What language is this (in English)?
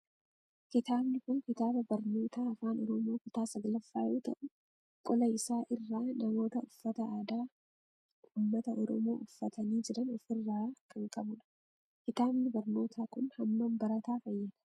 Oromo